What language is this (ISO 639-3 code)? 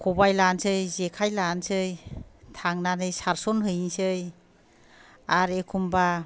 brx